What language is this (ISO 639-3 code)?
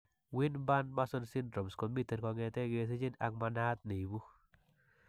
kln